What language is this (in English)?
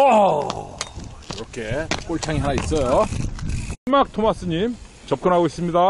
Korean